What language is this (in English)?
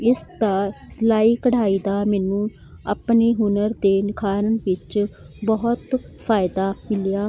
Punjabi